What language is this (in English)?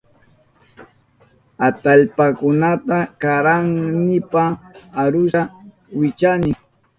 Southern Pastaza Quechua